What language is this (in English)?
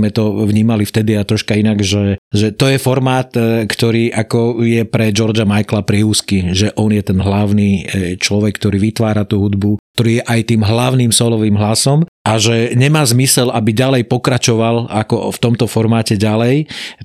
Slovak